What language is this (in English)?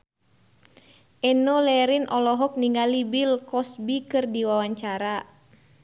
Sundanese